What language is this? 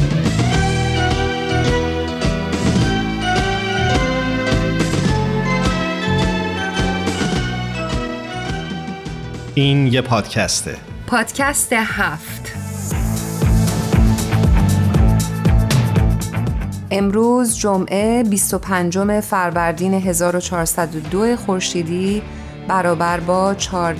Persian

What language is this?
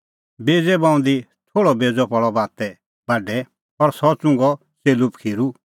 Kullu Pahari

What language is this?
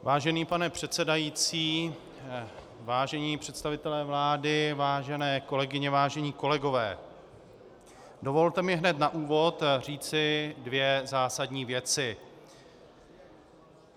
Czech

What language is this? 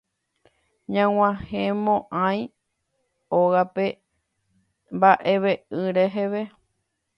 Guarani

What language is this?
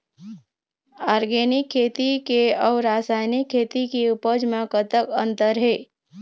Chhattisgarhi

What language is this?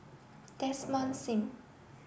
English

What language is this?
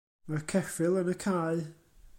Welsh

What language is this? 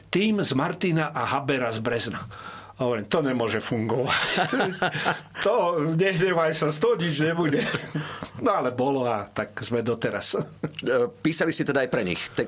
Slovak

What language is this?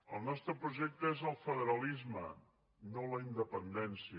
Catalan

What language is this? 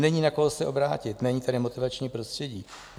Czech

